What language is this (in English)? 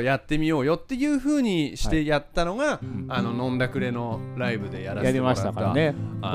Japanese